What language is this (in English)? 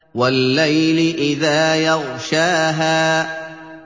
Arabic